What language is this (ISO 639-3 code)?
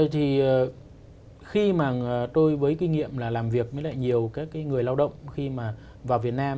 vie